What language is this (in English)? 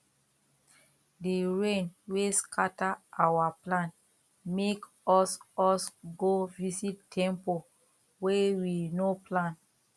Nigerian Pidgin